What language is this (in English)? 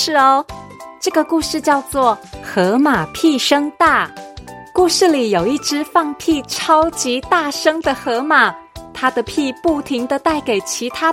Chinese